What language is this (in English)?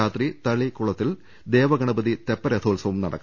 Malayalam